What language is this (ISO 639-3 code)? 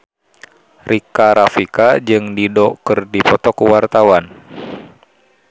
sun